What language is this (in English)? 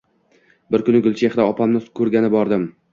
Uzbek